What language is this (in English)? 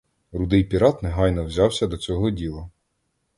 Ukrainian